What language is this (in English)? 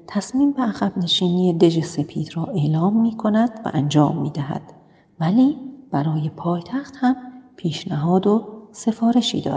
Persian